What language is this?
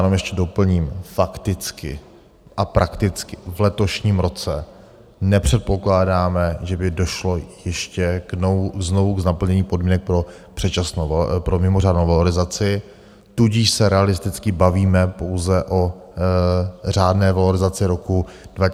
Czech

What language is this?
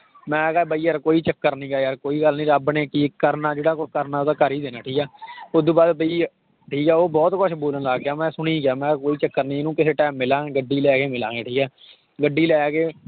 Punjabi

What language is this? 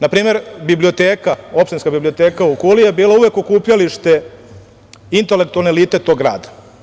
Serbian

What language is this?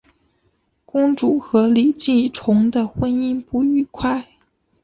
Chinese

